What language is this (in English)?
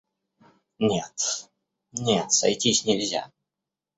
Russian